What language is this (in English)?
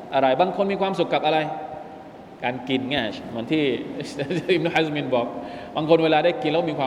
Thai